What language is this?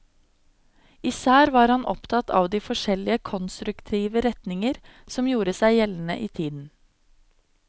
Norwegian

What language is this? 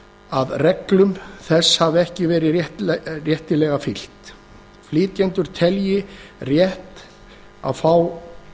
Icelandic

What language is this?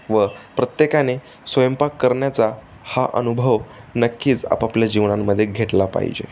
Marathi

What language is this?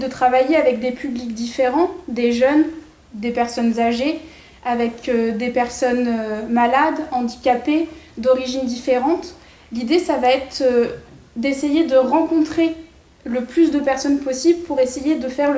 French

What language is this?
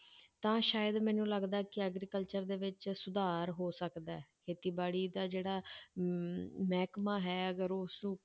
Punjabi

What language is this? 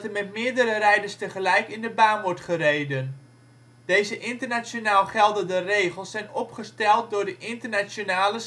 Dutch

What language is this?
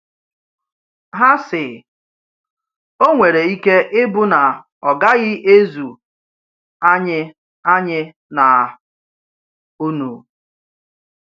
Igbo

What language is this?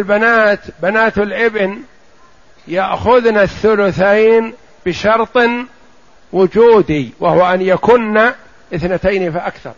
Arabic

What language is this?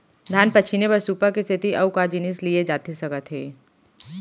Chhattisgarhi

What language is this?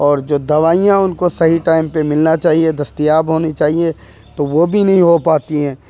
Urdu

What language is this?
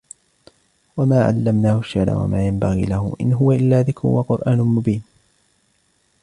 Arabic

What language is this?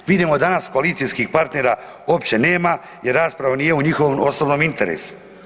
Croatian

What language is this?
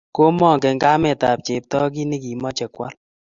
Kalenjin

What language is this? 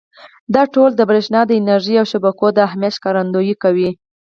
Pashto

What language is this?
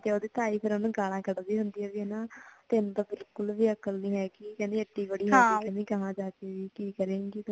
Punjabi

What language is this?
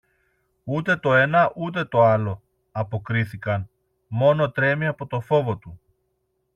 Greek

